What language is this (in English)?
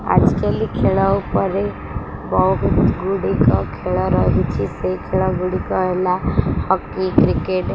Odia